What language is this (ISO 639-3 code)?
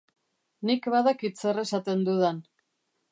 eus